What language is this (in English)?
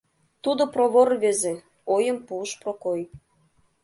Mari